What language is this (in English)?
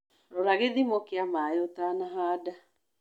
Kikuyu